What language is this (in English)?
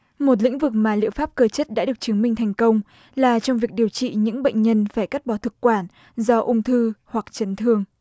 Vietnamese